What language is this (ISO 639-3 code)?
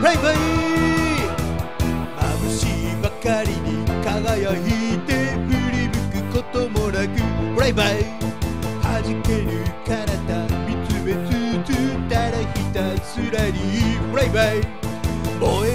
jpn